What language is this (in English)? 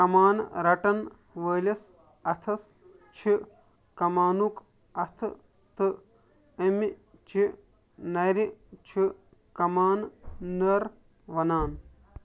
Kashmiri